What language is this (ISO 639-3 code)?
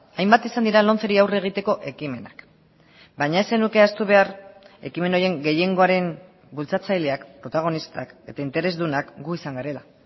eus